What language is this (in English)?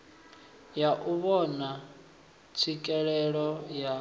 Venda